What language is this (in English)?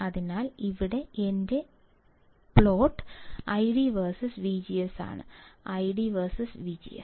Malayalam